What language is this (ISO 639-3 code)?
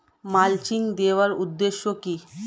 ben